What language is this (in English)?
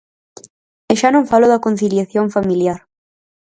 Galician